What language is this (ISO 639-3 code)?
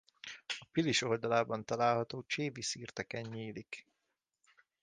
hun